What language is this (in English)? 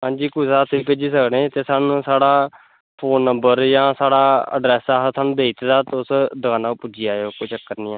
Dogri